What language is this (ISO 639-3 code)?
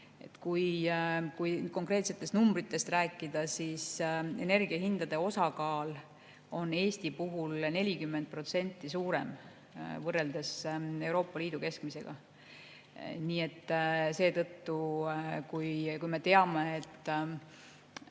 est